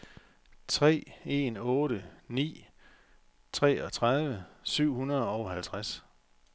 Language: Danish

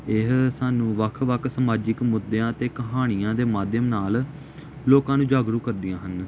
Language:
Punjabi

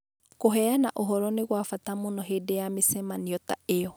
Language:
Kikuyu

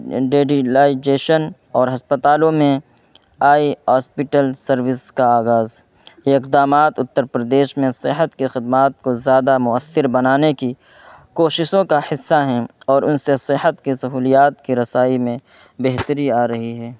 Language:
Urdu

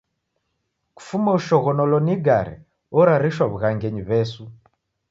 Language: Taita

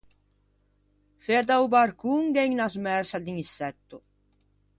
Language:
Ligurian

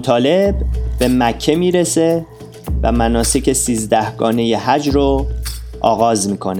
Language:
Persian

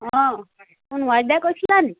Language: Assamese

